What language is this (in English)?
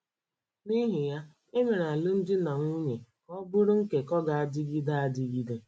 Igbo